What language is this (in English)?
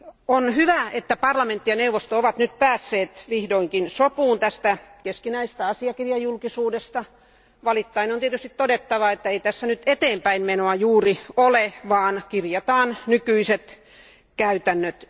Finnish